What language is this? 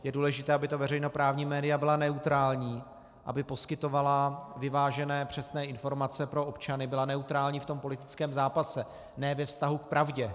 Czech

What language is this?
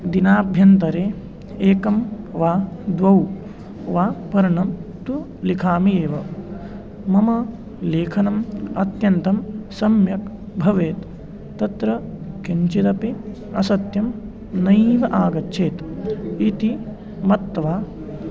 Sanskrit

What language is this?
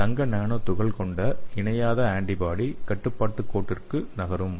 Tamil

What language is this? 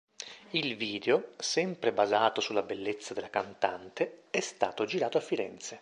Italian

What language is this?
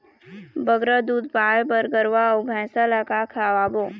Chhattisgarhi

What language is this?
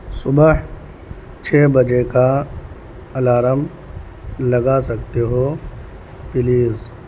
Urdu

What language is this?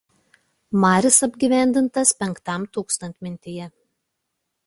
Lithuanian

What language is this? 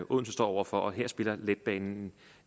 Danish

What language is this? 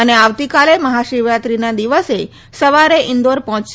Gujarati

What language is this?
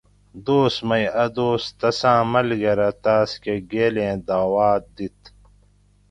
Gawri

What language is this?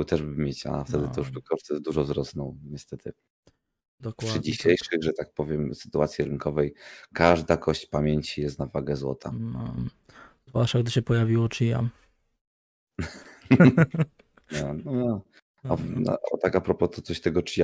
Polish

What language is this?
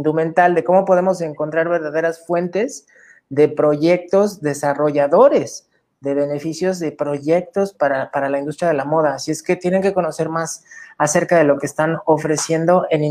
Spanish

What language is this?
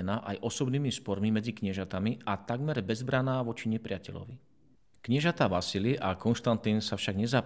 Slovak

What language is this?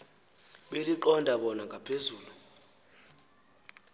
Xhosa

